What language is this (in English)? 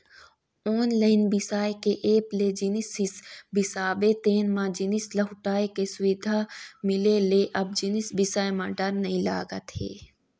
Chhattisgarhi